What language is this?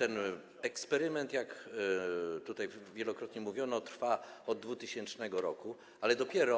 Polish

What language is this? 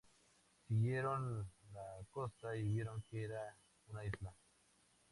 Spanish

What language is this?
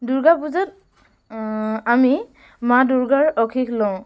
Assamese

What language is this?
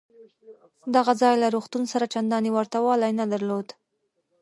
Pashto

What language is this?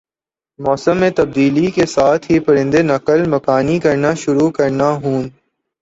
Urdu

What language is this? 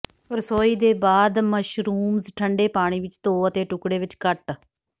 Punjabi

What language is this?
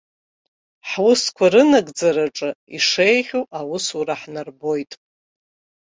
Abkhazian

